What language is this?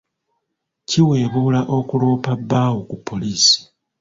Ganda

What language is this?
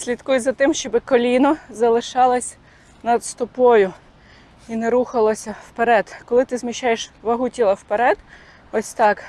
Ukrainian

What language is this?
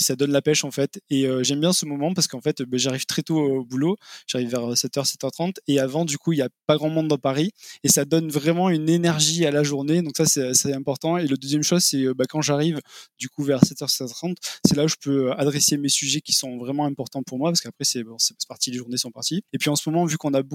French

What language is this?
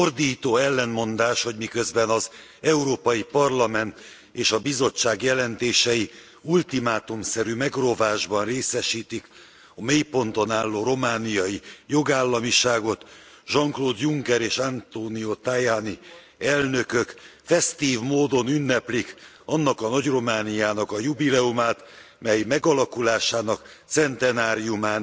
Hungarian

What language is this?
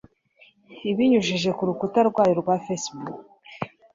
Kinyarwanda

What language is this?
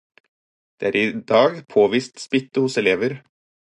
Norwegian Bokmål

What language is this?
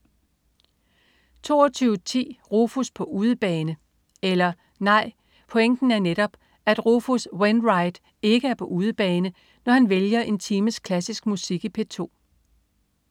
Danish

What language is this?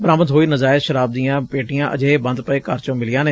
Punjabi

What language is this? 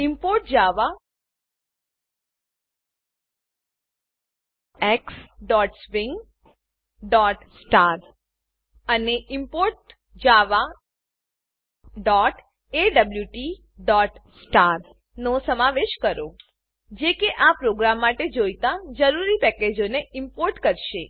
Gujarati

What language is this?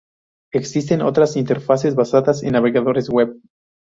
Spanish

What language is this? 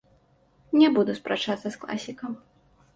Belarusian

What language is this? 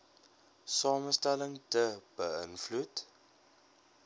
Afrikaans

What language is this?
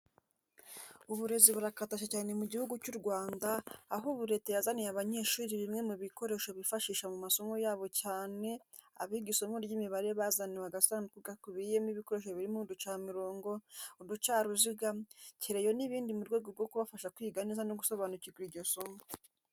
Kinyarwanda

